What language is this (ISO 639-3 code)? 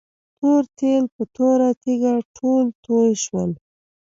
pus